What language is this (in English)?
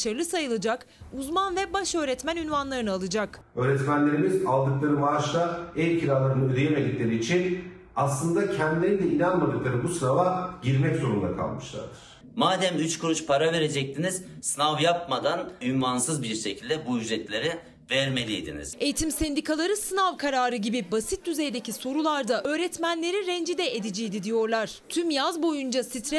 Turkish